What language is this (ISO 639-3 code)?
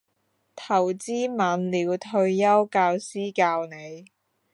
zho